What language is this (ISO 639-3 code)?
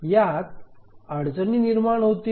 mar